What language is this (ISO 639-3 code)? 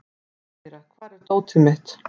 isl